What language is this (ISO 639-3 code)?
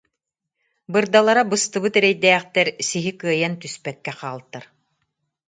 sah